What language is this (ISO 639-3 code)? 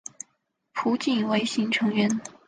zho